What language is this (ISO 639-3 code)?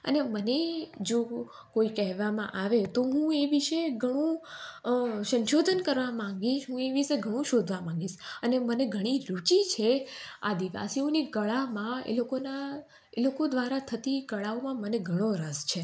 guj